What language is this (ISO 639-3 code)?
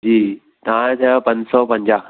snd